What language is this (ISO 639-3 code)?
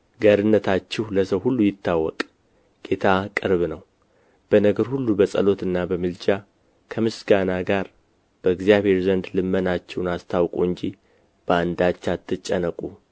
amh